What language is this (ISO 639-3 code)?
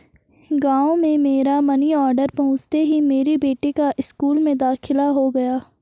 hin